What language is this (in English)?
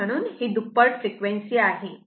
Marathi